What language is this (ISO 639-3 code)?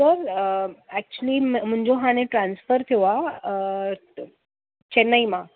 snd